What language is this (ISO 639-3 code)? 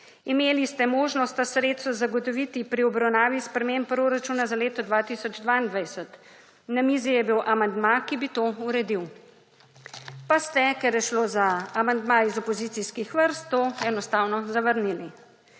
slv